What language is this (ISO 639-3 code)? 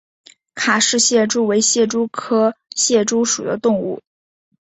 zho